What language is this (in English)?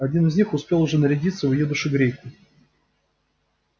Russian